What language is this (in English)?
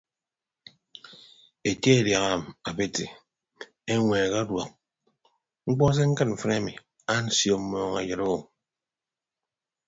Ibibio